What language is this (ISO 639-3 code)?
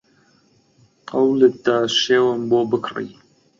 ckb